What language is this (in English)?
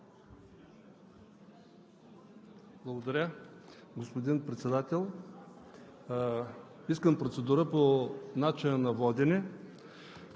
Bulgarian